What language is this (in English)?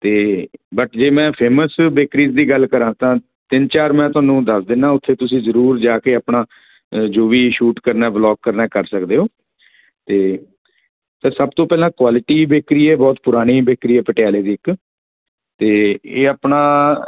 Punjabi